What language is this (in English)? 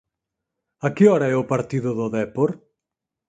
Galician